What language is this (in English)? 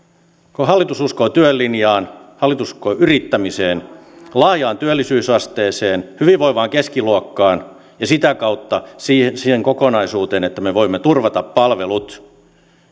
Finnish